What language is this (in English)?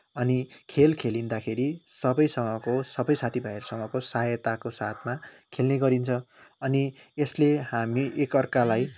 Nepali